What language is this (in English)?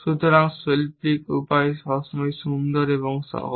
Bangla